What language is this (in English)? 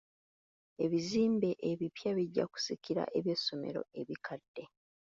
Ganda